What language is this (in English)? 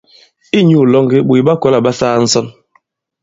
Bankon